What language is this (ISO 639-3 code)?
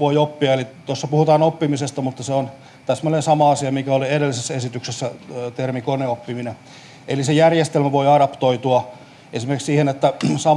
fin